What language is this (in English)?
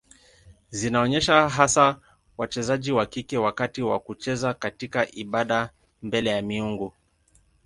Swahili